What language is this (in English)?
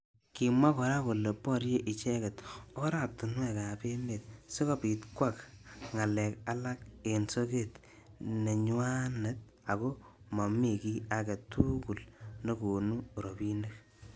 Kalenjin